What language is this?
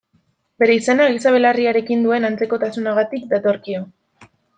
Basque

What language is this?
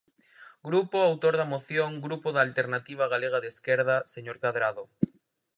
Galician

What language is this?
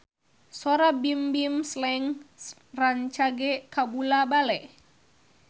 Sundanese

